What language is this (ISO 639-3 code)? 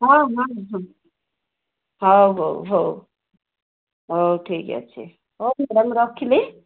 ori